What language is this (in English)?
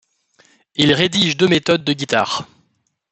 French